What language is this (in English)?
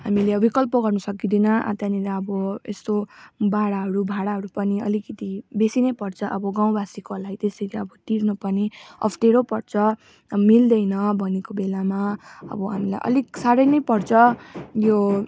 Nepali